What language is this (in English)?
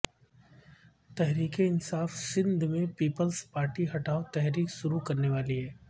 Urdu